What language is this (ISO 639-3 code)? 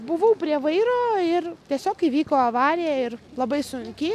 lit